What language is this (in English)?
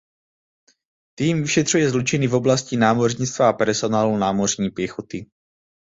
Czech